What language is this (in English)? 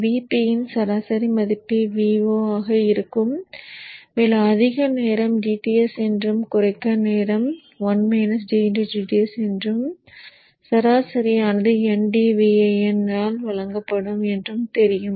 Tamil